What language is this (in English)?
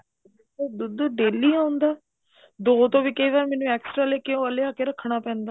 Punjabi